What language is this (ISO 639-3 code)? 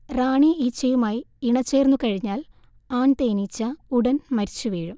mal